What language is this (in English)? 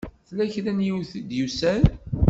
Kabyle